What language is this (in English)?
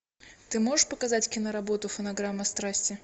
Russian